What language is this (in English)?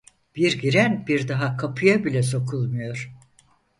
Turkish